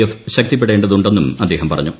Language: Malayalam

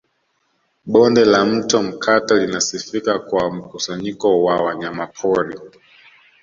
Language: Swahili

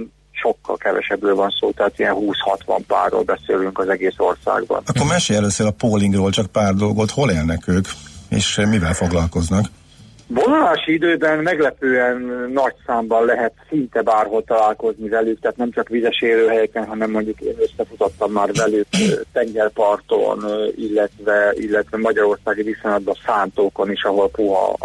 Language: Hungarian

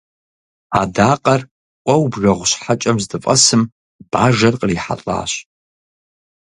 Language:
Kabardian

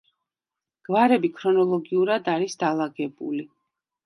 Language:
Georgian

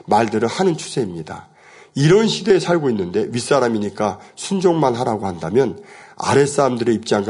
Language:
Korean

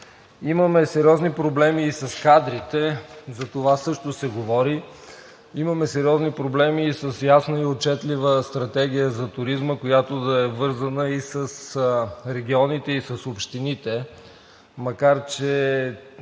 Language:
Bulgarian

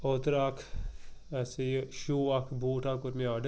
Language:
Kashmiri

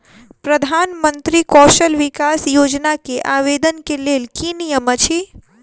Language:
Maithili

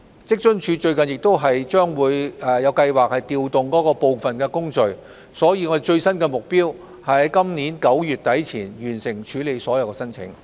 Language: Cantonese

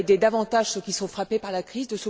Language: French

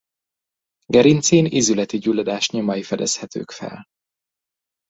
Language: Hungarian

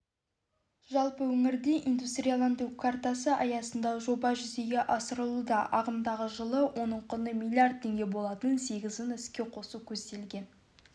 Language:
Kazakh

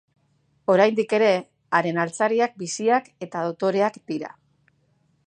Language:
Basque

